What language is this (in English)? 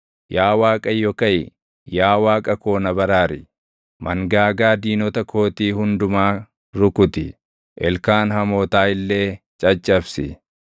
Oromo